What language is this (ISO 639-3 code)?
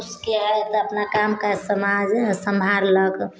mai